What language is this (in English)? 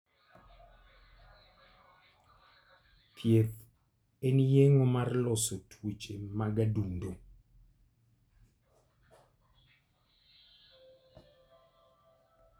Luo (Kenya and Tanzania)